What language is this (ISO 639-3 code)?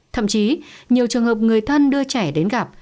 vie